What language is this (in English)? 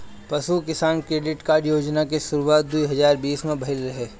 Bhojpuri